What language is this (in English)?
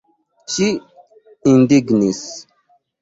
Esperanto